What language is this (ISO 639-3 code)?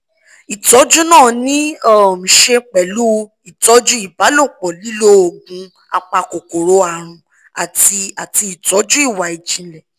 yor